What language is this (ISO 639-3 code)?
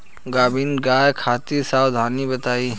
bho